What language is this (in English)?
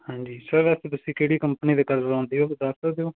Punjabi